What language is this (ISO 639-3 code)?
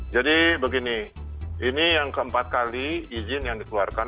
ind